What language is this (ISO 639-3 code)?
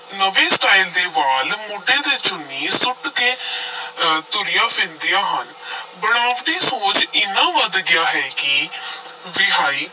pan